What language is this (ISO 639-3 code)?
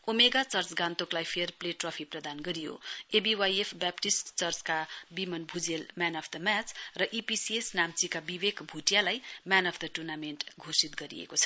nep